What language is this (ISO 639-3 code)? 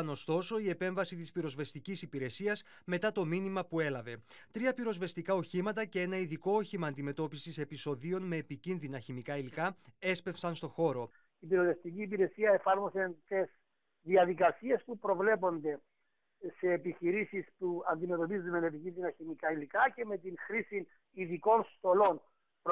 ell